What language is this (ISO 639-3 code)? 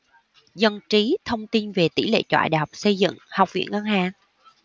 vie